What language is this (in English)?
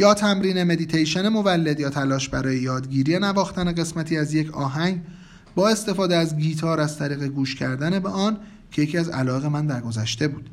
Persian